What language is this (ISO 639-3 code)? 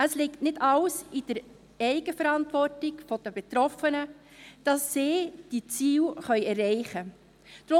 gsw